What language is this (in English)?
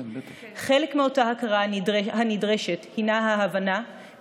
Hebrew